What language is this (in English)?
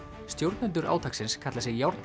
Icelandic